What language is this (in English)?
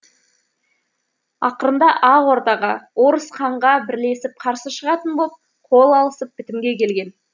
Kazakh